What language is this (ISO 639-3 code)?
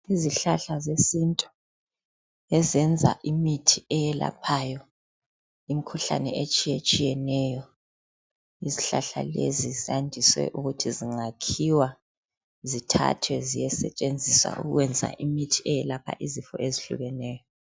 nde